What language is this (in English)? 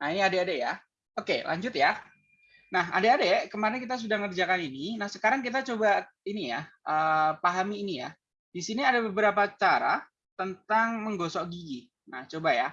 Indonesian